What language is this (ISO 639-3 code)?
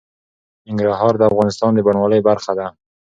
pus